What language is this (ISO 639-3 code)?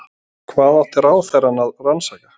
isl